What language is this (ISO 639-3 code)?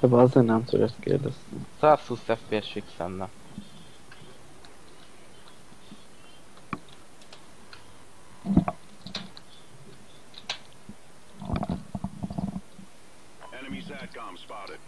hun